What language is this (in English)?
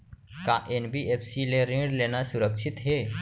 Chhattisgarhi